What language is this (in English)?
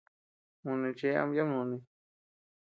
Tepeuxila Cuicatec